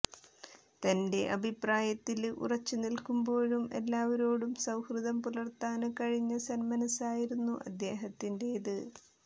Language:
Malayalam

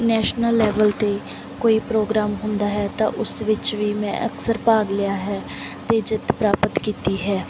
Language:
Punjabi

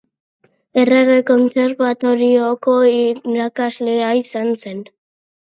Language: Basque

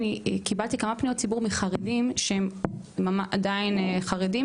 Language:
Hebrew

